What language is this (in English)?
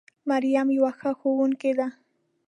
Pashto